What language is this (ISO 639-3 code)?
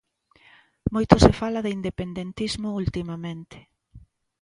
glg